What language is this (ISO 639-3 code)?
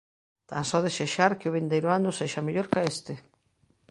glg